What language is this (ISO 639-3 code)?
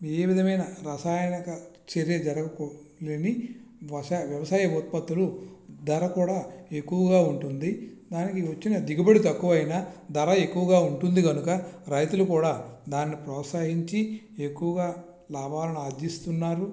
tel